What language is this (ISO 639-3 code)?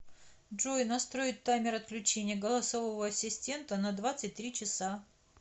rus